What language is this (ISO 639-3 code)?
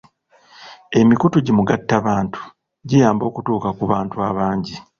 lug